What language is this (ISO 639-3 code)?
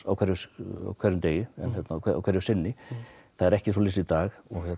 isl